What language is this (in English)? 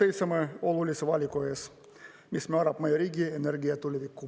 Estonian